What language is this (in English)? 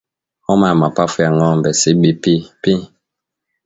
Swahili